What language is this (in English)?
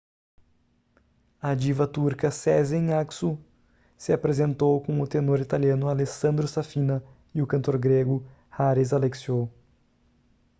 Portuguese